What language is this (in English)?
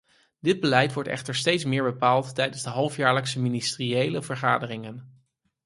Dutch